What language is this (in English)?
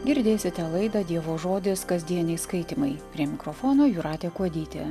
Lithuanian